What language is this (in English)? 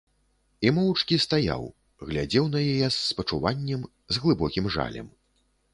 Belarusian